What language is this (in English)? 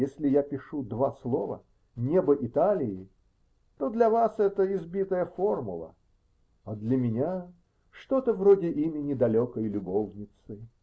Russian